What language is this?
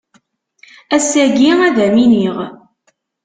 Kabyle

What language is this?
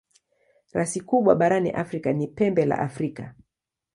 Swahili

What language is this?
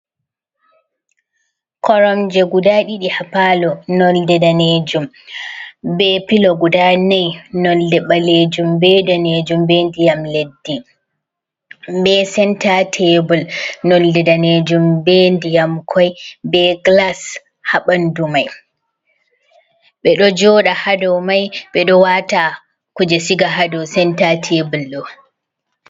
Fula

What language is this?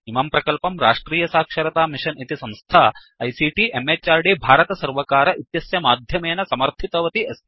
Sanskrit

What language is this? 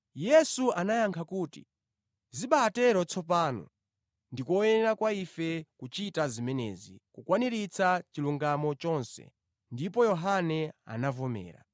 Nyanja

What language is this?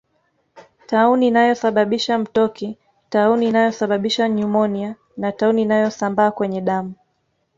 Swahili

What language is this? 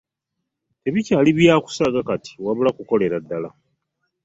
Ganda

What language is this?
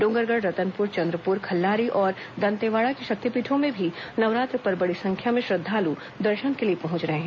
Hindi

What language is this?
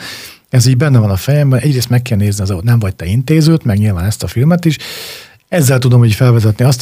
Hungarian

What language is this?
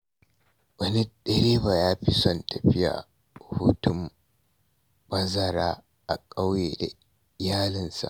Hausa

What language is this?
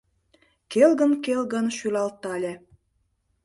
Mari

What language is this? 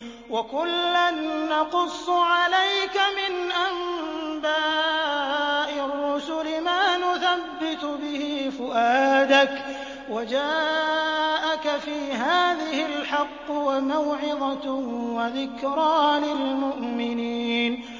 Arabic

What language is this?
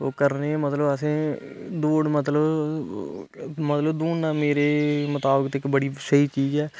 Dogri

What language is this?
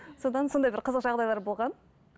Kazakh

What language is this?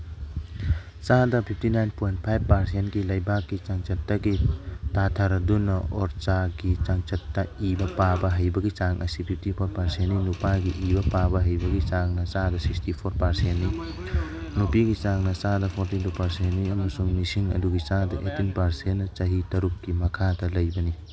Manipuri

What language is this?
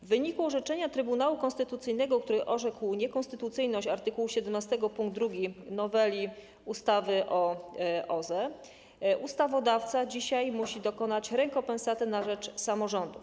Polish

